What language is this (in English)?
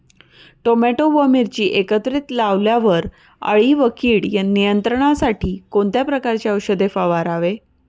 Marathi